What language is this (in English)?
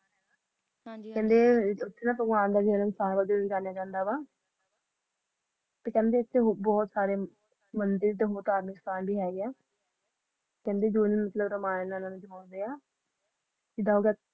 Punjabi